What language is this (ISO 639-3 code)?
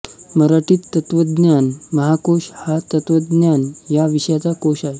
mar